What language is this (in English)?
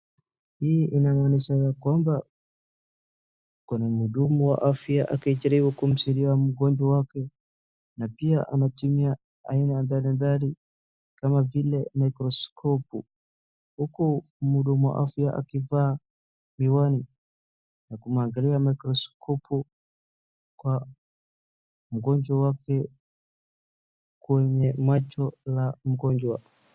Swahili